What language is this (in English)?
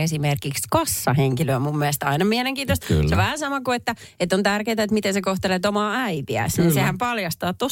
Finnish